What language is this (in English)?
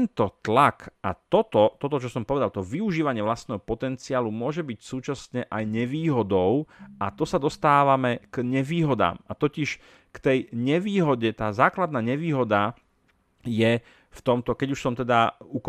Slovak